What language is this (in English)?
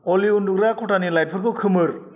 Bodo